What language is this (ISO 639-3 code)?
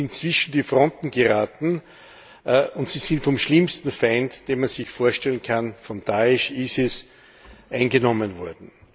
deu